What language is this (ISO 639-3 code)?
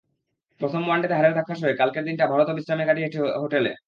ben